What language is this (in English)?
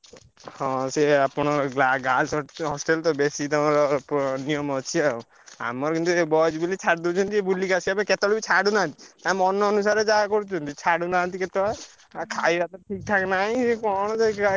Odia